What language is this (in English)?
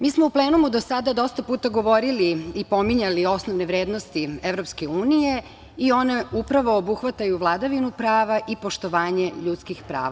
Serbian